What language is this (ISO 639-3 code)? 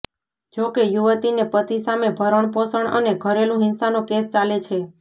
guj